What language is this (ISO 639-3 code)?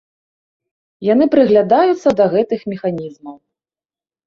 bel